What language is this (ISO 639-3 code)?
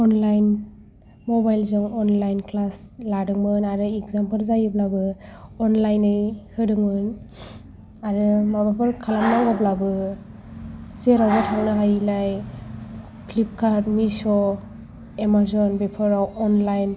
brx